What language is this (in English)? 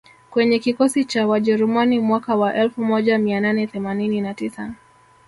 Swahili